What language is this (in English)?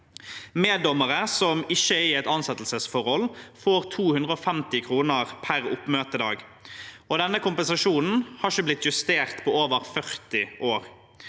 Norwegian